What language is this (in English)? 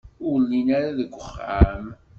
Kabyle